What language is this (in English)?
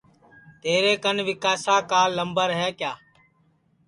Sansi